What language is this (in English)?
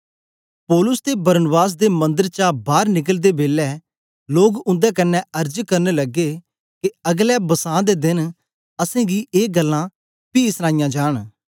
Dogri